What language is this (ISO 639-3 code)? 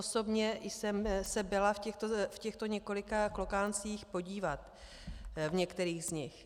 ces